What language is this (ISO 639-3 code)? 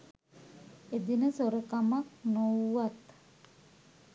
sin